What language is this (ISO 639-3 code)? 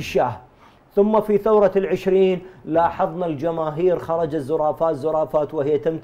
ara